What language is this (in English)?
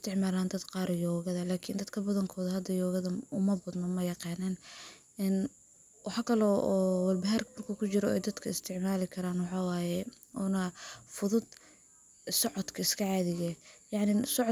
Somali